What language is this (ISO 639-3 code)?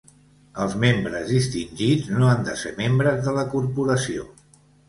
cat